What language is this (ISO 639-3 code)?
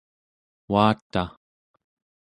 esu